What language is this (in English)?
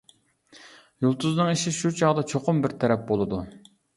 Uyghur